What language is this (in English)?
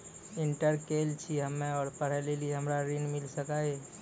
Maithili